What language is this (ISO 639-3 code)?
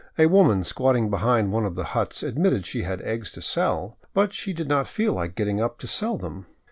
eng